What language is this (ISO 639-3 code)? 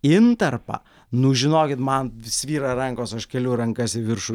lit